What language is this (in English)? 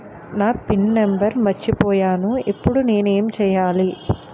Telugu